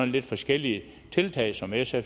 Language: Danish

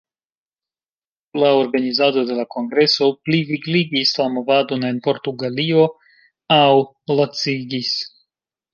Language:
Esperanto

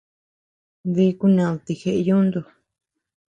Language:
Tepeuxila Cuicatec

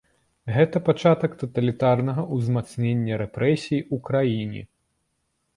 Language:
Belarusian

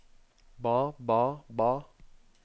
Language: Norwegian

